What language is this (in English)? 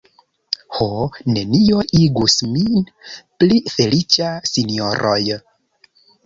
Esperanto